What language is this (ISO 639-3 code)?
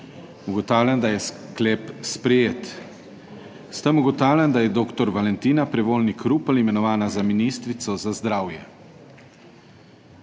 slv